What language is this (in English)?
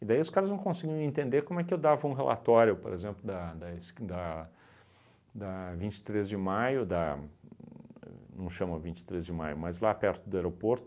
Portuguese